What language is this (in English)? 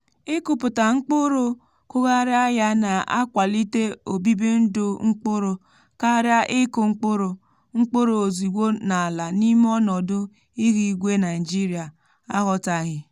Igbo